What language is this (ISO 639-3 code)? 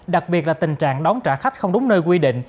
vie